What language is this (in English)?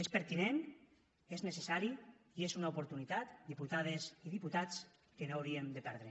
Catalan